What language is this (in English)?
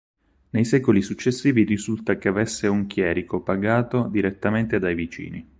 Italian